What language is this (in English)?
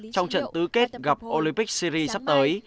Vietnamese